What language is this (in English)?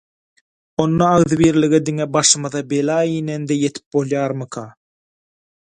Turkmen